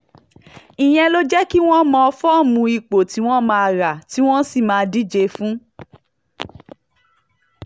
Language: Yoruba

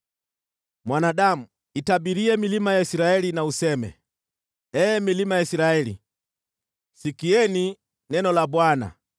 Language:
Swahili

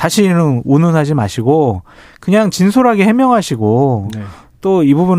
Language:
Korean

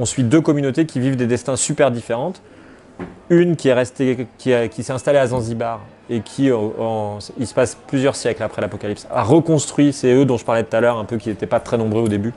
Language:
French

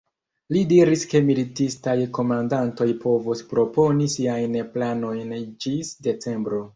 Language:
Esperanto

